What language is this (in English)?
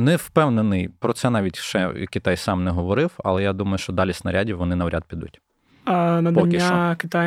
Ukrainian